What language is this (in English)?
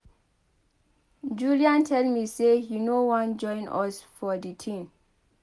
Nigerian Pidgin